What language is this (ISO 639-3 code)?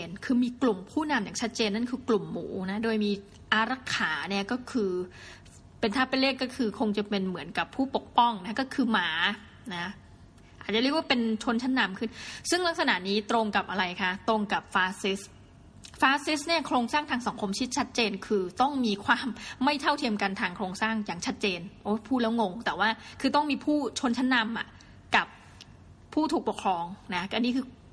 tha